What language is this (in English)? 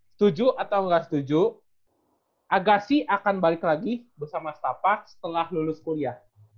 Indonesian